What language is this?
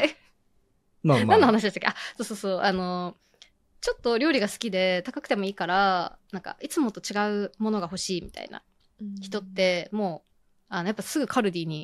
Japanese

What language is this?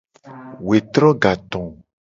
Gen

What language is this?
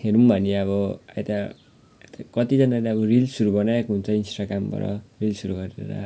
Nepali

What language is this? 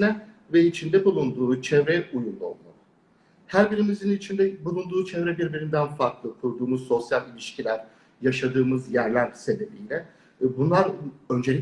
Turkish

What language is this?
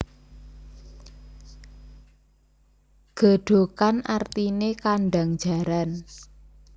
Javanese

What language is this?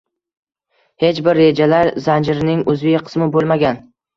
Uzbek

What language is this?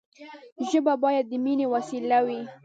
Pashto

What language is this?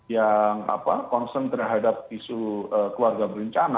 Indonesian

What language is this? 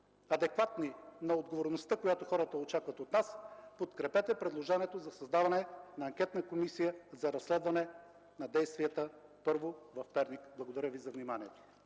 Bulgarian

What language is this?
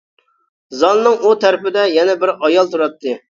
Uyghur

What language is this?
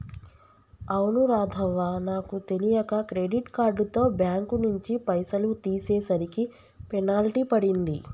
Telugu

